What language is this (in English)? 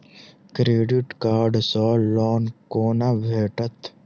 Maithili